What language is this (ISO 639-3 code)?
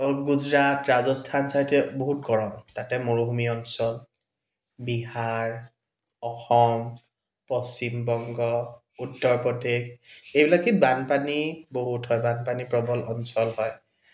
asm